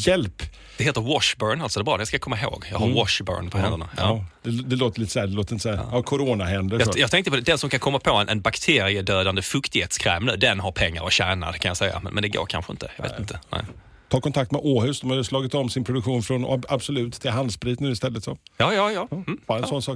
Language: Swedish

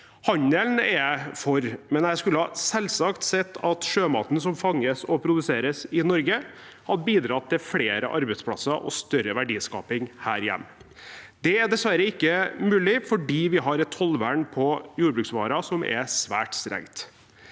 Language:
Norwegian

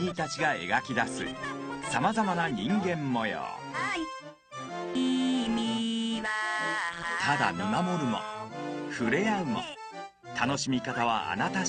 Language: Japanese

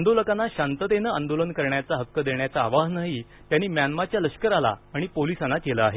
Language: Marathi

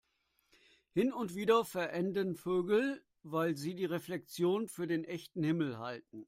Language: German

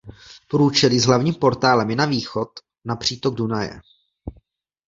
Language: Czech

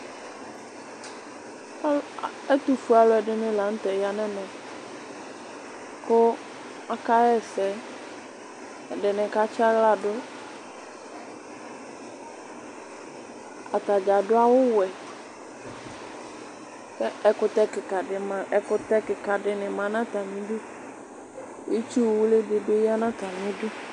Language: Ikposo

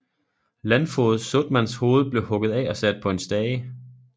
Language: Danish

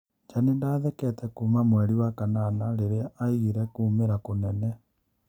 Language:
Kikuyu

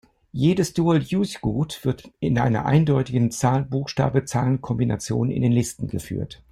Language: German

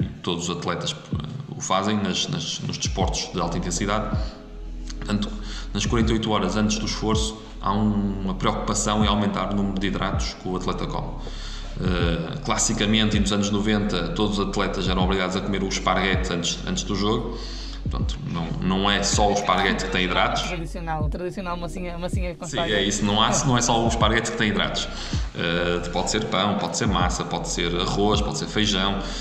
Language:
Portuguese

